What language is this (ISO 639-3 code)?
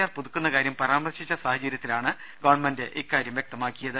mal